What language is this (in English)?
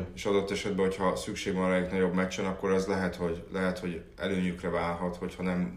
Hungarian